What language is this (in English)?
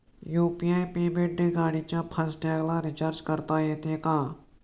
Marathi